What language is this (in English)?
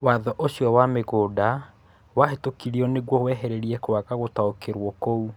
Kikuyu